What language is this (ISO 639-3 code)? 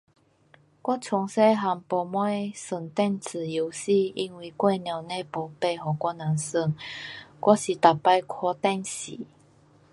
cpx